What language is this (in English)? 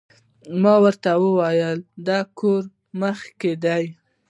Pashto